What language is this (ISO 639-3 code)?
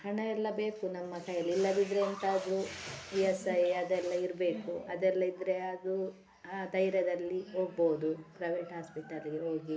kan